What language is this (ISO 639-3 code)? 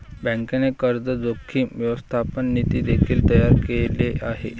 mar